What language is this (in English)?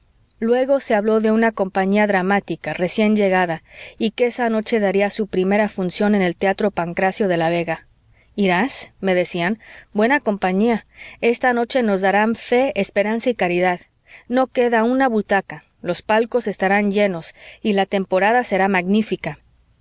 Spanish